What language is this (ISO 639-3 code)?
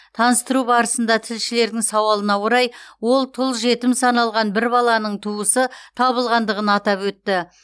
kaz